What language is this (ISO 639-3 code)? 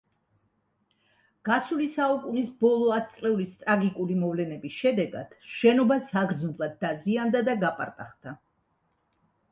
kat